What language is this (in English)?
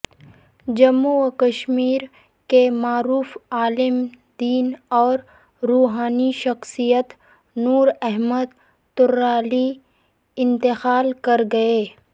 Urdu